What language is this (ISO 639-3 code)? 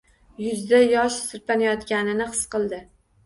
uzb